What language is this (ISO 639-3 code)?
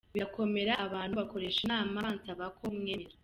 kin